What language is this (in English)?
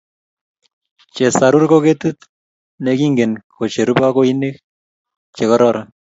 Kalenjin